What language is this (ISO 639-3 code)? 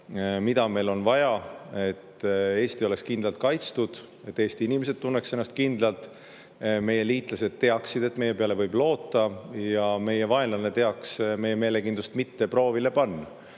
est